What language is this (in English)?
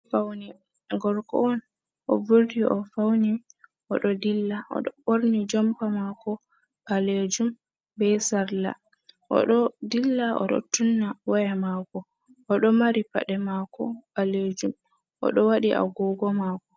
Fula